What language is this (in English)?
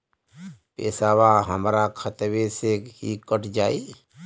Bhojpuri